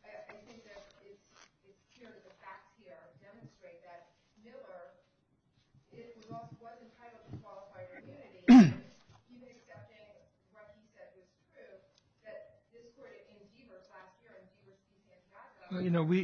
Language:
English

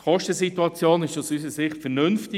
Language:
Swiss German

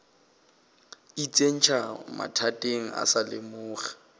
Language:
Northern Sotho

